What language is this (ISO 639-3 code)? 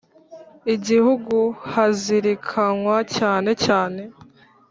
kin